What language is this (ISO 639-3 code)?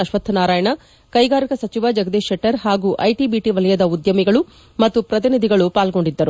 kan